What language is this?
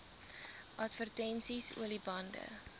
Afrikaans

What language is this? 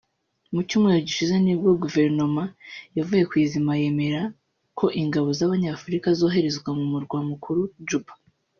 Kinyarwanda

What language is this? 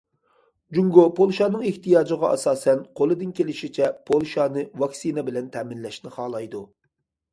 Uyghur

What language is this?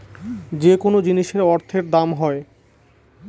Bangla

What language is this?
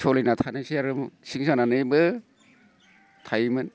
Bodo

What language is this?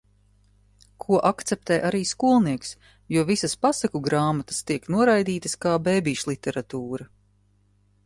Latvian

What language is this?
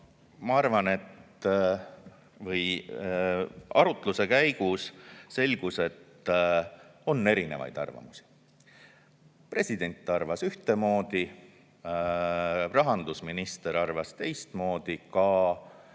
Estonian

